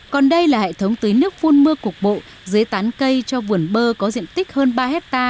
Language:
Vietnamese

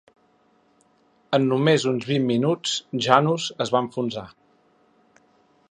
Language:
Catalan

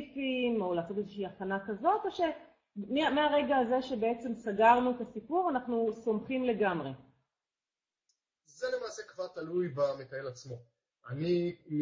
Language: Hebrew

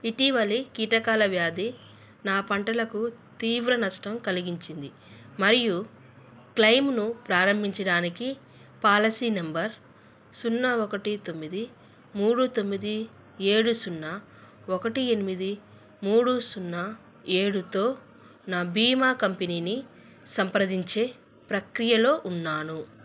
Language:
Telugu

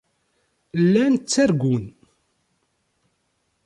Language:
Kabyle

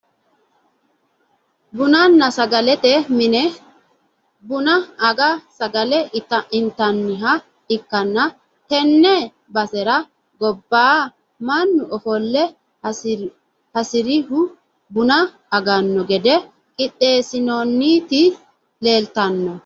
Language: Sidamo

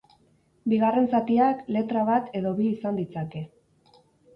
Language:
Basque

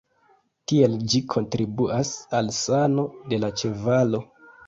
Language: Esperanto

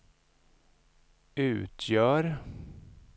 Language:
Swedish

